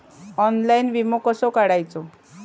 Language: Marathi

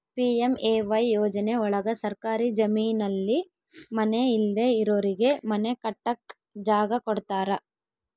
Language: Kannada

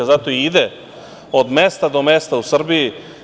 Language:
Serbian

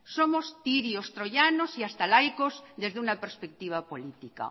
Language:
Spanish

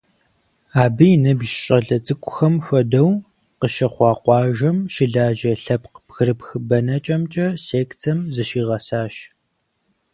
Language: Kabardian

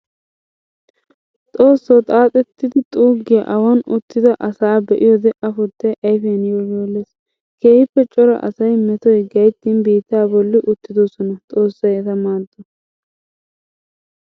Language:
Wolaytta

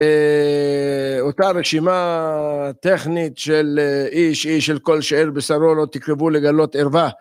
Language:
Hebrew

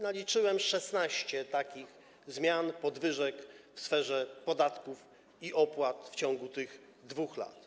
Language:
Polish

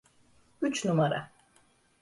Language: Turkish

